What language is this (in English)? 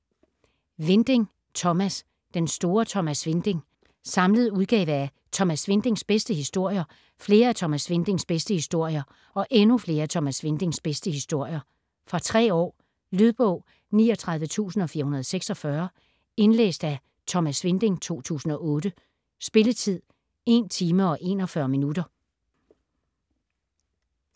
Danish